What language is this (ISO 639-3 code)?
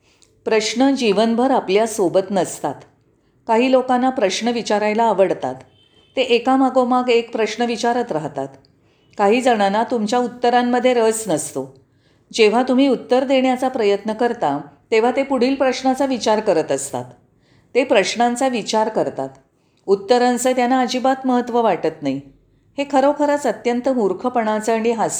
mar